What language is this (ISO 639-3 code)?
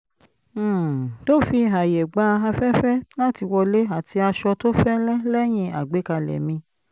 yor